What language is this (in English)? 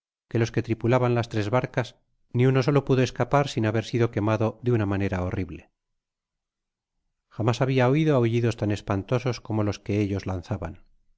Spanish